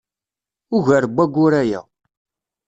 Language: Kabyle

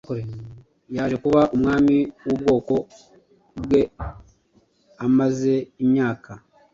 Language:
Kinyarwanda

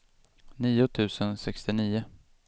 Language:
Swedish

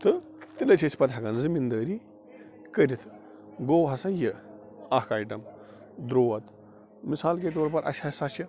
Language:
Kashmiri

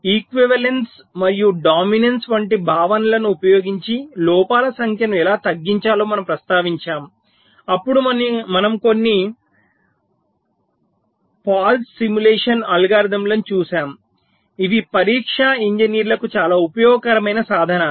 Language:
Telugu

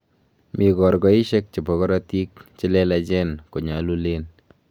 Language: Kalenjin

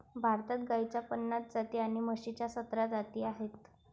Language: Marathi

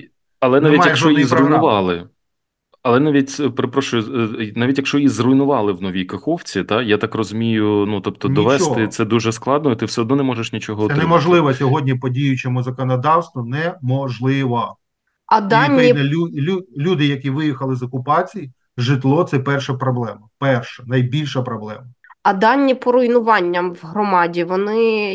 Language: Ukrainian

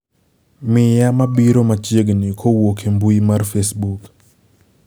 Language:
Luo (Kenya and Tanzania)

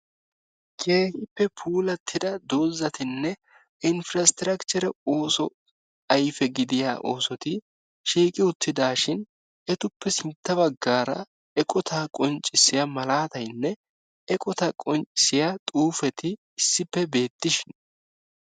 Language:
Wolaytta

